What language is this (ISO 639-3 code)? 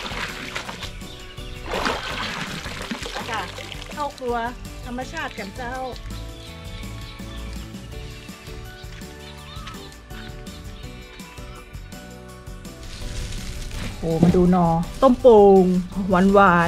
tha